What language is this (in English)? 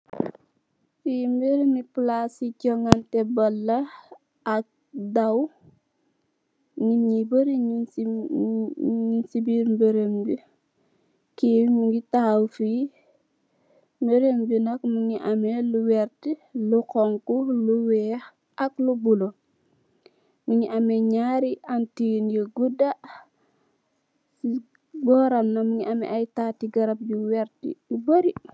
Wolof